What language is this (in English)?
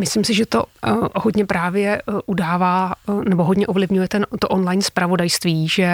Czech